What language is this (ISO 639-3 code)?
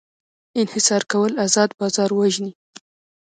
pus